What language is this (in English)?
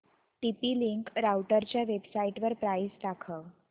Marathi